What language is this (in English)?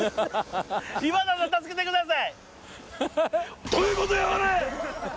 Japanese